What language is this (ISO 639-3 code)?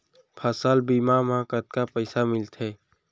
hne